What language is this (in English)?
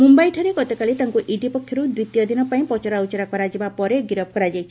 Odia